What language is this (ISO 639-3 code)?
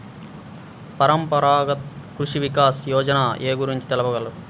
tel